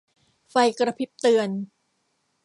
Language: Thai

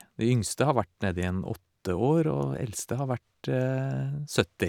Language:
Norwegian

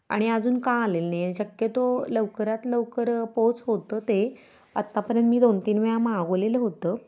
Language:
Marathi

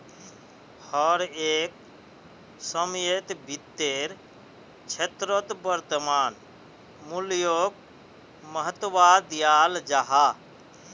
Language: Magahi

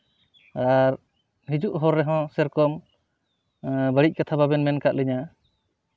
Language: Santali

